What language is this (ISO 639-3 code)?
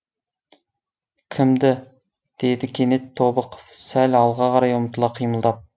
kaz